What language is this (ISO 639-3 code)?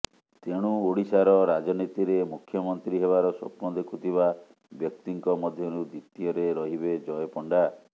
ori